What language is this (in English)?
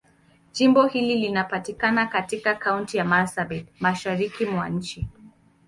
Swahili